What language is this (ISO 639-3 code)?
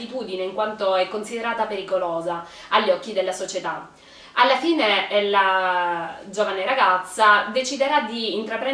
ita